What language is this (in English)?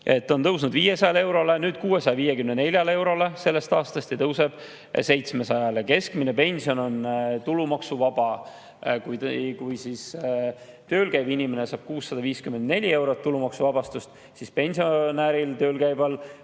Estonian